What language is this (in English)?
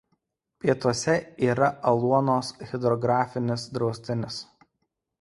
Lithuanian